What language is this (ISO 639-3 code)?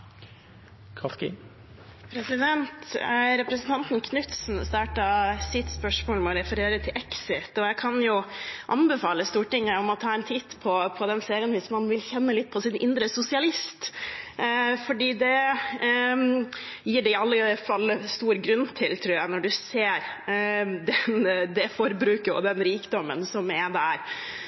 nob